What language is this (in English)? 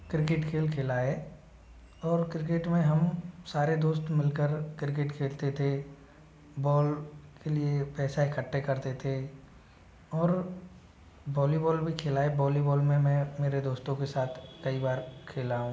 Hindi